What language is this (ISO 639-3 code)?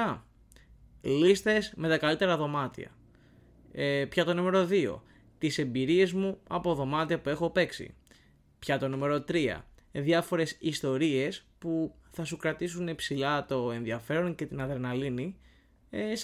ell